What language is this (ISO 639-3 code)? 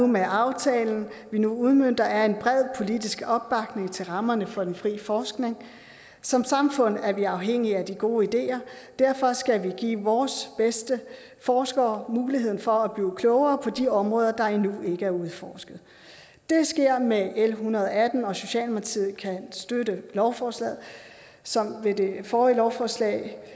dan